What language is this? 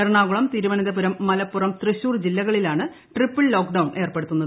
Malayalam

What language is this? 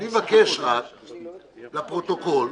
Hebrew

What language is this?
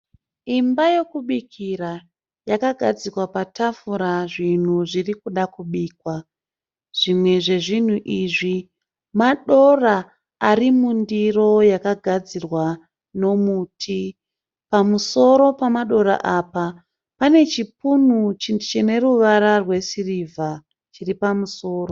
Shona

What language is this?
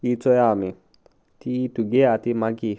Konkani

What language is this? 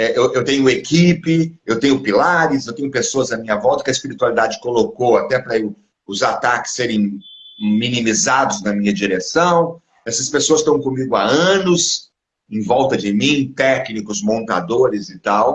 Portuguese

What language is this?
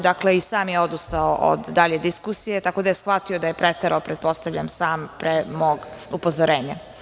Serbian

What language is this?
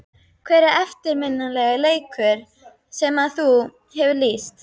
Icelandic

